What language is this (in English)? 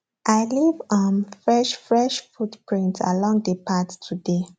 Nigerian Pidgin